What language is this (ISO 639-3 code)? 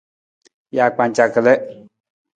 nmz